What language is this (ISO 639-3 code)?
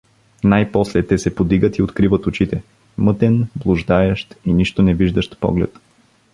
bul